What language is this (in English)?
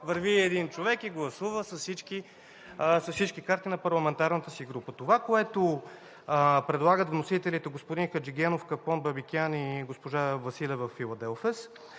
Bulgarian